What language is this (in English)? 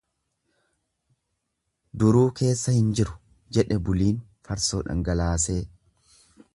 Oromo